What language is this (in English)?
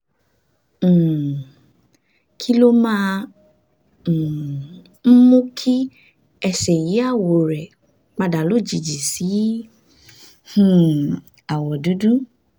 Yoruba